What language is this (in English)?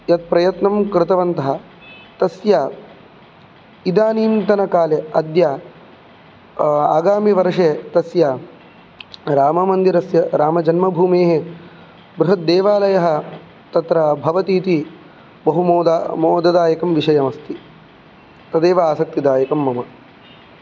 Sanskrit